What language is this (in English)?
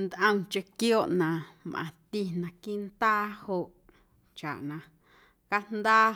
Guerrero Amuzgo